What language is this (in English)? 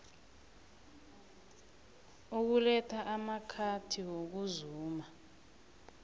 South Ndebele